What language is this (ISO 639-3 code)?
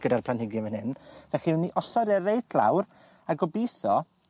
cym